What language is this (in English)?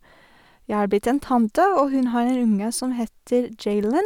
Norwegian